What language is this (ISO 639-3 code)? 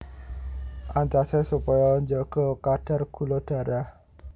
jav